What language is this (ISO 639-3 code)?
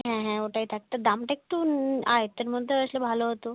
ben